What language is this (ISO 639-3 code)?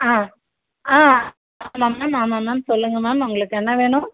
tam